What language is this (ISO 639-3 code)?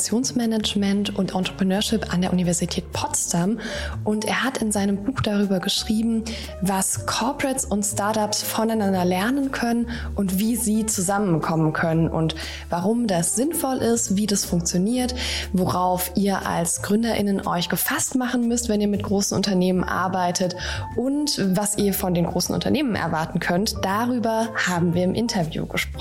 deu